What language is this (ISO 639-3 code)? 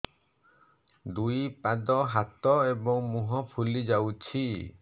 ori